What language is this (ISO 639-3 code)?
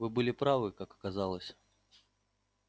rus